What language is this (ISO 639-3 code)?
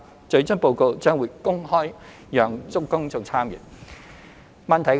yue